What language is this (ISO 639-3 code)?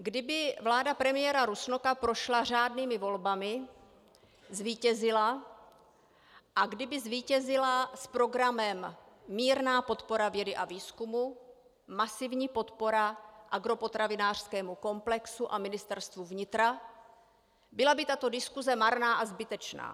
ces